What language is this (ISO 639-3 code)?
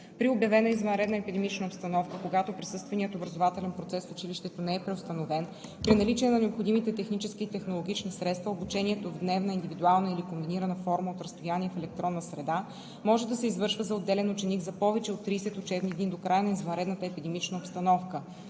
bul